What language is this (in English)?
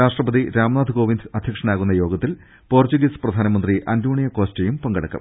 Malayalam